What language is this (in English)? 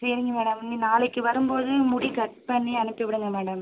Tamil